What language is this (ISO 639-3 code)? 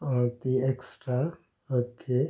kok